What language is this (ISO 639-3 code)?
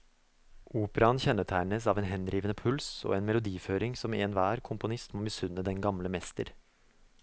nor